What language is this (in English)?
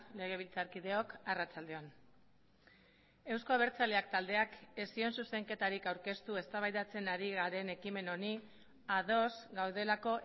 Basque